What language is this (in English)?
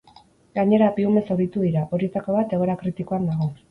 Basque